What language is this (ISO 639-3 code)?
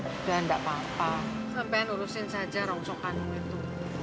ind